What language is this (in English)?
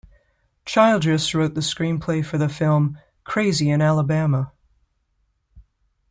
English